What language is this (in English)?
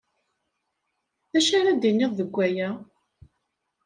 Kabyle